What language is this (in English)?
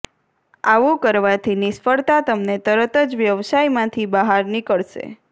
Gujarati